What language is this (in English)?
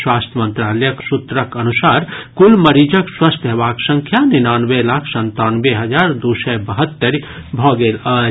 Maithili